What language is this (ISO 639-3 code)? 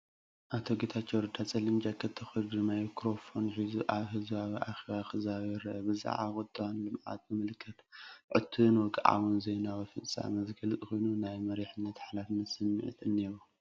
tir